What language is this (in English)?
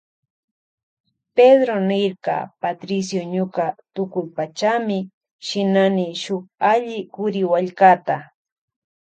Loja Highland Quichua